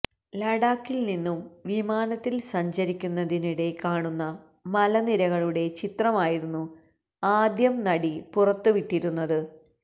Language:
Malayalam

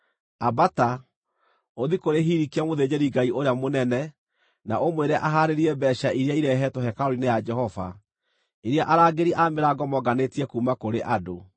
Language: Kikuyu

